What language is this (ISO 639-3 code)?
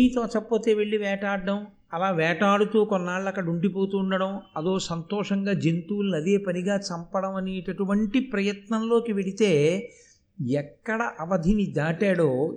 tel